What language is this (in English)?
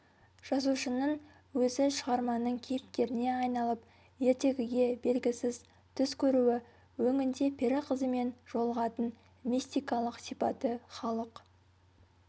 Kazakh